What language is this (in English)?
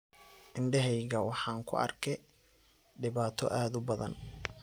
Somali